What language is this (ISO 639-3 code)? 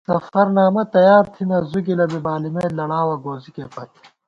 gwt